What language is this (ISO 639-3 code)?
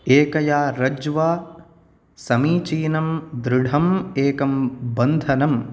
san